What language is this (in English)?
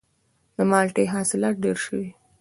Pashto